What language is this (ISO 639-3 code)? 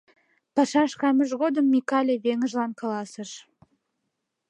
chm